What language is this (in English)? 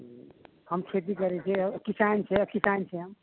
Maithili